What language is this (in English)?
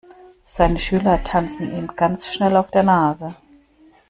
German